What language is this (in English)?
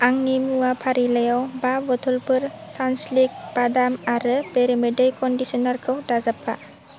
Bodo